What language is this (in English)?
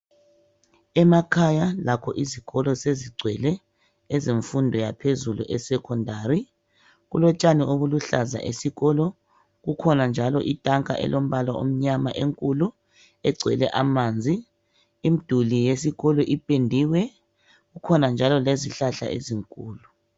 North Ndebele